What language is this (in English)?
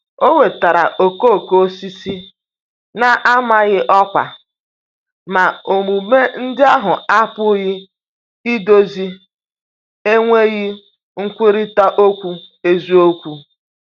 Igbo